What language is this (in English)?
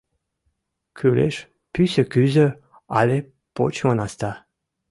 Mari